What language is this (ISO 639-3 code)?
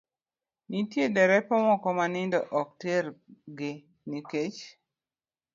luo